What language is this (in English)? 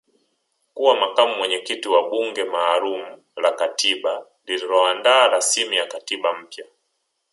Swahili